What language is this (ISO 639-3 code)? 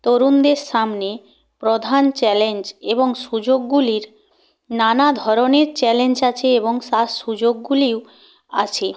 ben